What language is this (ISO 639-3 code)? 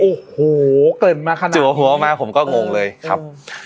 tha